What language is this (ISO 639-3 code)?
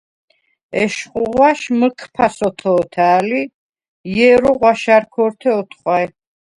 sva